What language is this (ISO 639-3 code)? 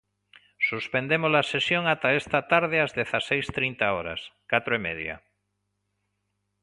glg